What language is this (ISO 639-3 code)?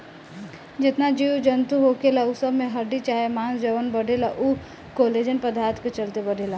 bho